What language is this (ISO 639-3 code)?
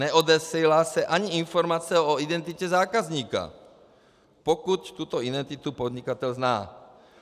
ces